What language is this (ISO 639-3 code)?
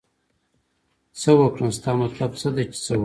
pus